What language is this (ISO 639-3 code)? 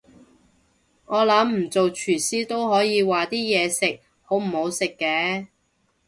yue